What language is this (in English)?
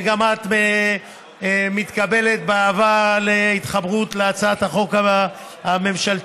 Hebrew